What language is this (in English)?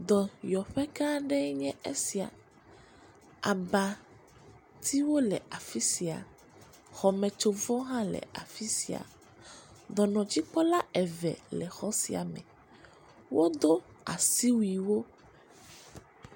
Ewe